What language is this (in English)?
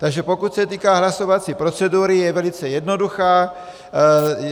Czech